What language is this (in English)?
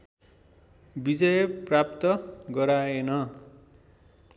Nepali